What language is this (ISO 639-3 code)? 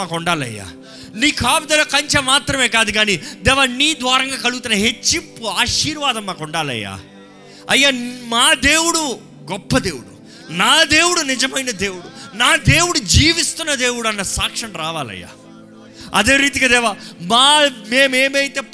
tel